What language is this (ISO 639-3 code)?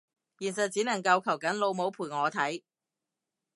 yue